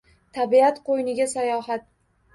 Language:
Uzbek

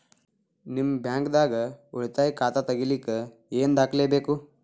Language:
Kannada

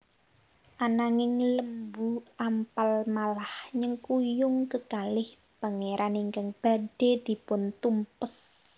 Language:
Javanese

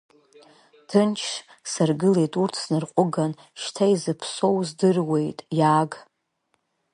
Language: Abkhazian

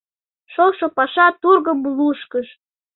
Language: Mari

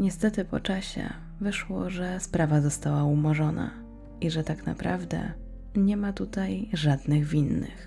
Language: Polish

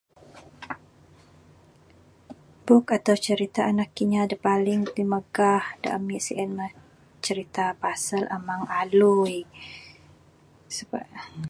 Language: Bukar-Sadung Bidayuh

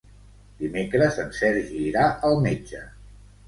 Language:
Catalan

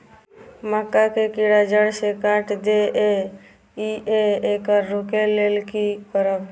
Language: Maithili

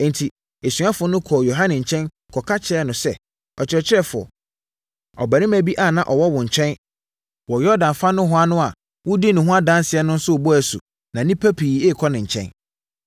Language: Akan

